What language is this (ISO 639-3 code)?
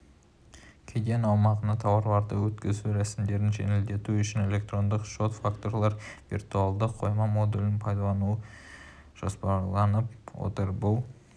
kaz